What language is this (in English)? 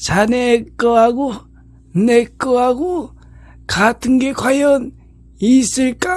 Korean